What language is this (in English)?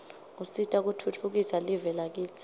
Swati